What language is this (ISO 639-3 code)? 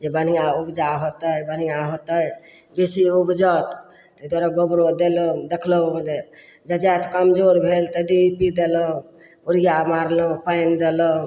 mai